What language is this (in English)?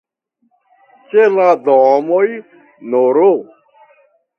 Esperanto